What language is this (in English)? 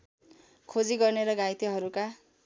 Nepali